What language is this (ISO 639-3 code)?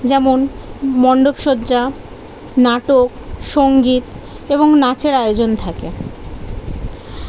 ben